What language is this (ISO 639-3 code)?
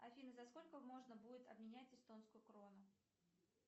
rus